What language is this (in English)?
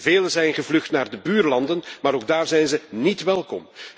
Dutch